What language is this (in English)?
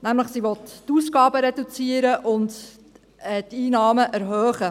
Swiss German